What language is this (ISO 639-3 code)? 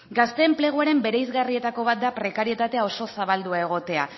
eus